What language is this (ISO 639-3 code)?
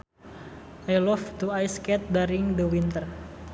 sun